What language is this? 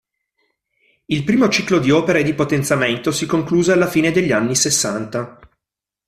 Italian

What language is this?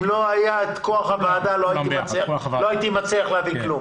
Hebrew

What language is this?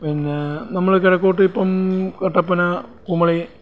Malayalam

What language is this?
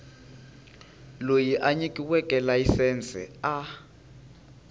Tsonga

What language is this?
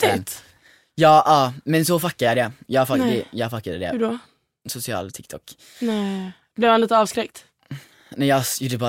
Swedish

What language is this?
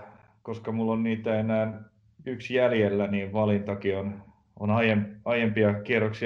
Finnish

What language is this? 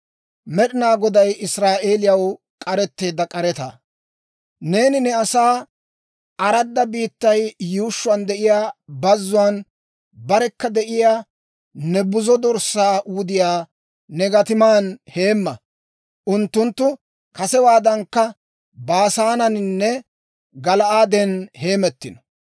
Dawro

